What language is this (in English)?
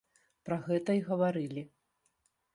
Belarusian